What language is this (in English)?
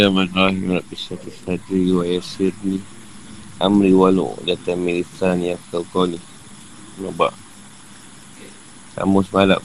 Malay